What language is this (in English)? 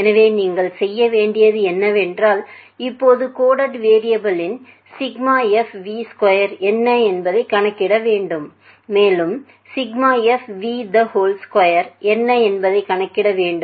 Tamil